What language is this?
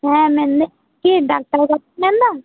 Santali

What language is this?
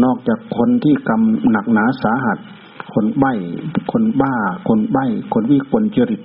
Thai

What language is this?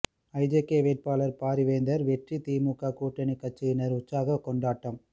Tamil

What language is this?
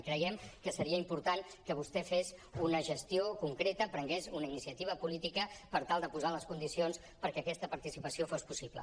Catalan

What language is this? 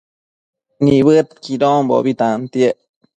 Matsés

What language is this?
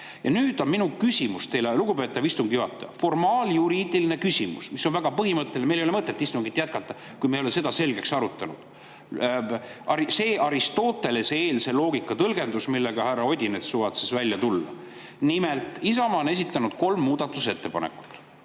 Estonian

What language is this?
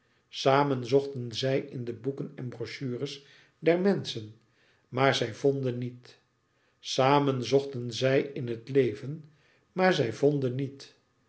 Dutch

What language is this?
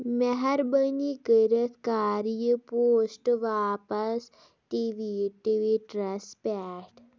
Kashmiri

